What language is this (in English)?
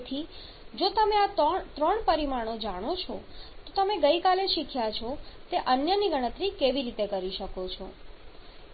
Gujarati